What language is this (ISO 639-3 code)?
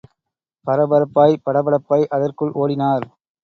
tam